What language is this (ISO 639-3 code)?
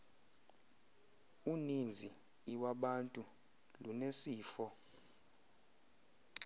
xho